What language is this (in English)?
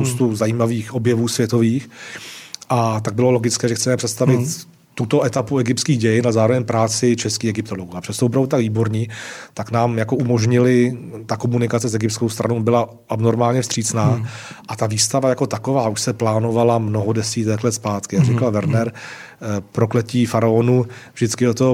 Czech